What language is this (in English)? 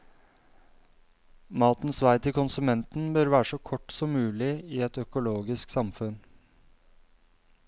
Norwegian